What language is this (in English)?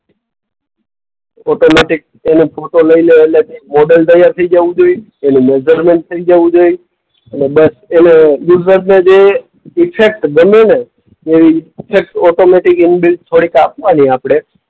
Gujarati